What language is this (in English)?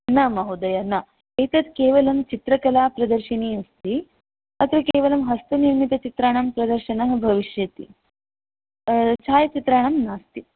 Sanskrit